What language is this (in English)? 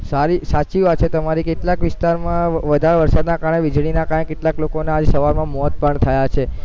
Gujarati